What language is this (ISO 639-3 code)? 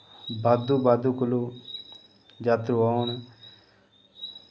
doi